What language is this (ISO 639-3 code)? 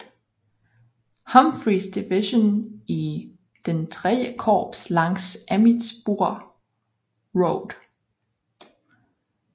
dan